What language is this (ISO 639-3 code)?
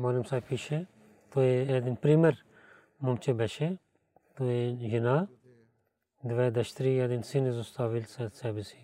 bul